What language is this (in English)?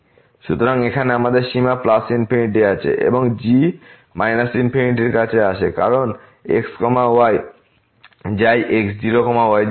Bangla